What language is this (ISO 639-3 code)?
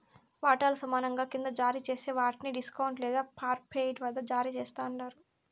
tel